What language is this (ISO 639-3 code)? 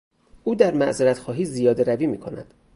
fas